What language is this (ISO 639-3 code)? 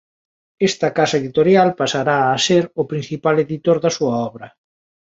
glg